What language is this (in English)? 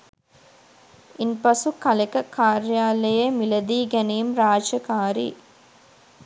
Sinhala